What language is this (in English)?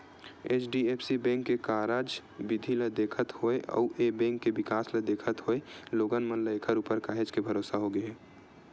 Chhattisgarhi